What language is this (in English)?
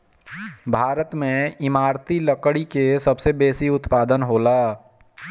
Bhojpuri